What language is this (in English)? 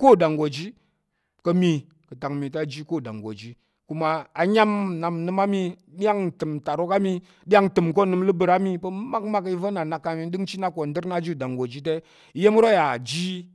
Tarok